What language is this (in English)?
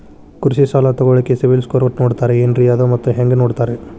Kannada